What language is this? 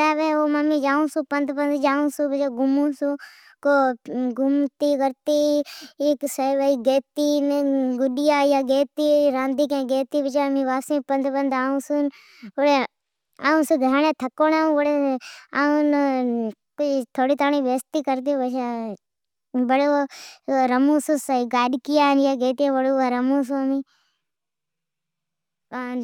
Od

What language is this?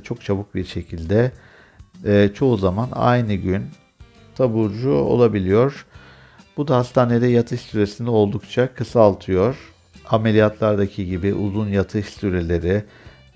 Turkish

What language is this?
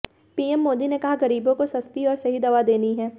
Hindi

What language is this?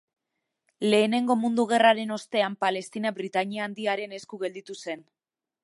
Basque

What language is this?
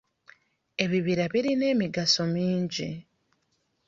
Ganda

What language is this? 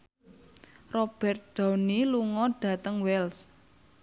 Javanese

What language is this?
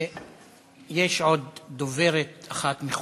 Hebrew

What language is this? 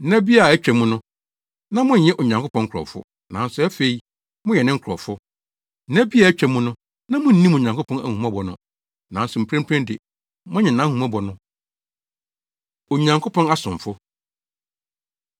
Akan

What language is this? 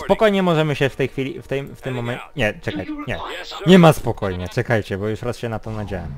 Polish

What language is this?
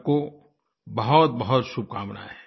Hindi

